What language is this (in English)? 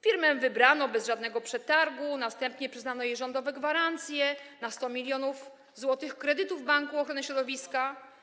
Polish